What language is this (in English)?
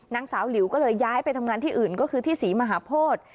Thai